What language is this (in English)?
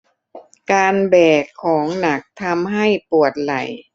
Thai